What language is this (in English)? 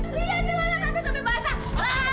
Indonesian